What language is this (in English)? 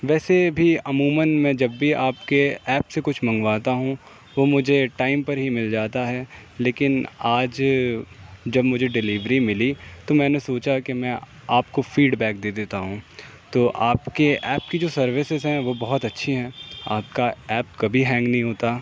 Urdu